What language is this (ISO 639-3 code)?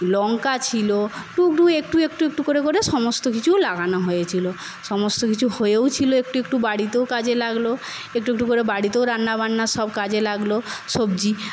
ben